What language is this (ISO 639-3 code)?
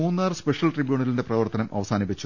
mal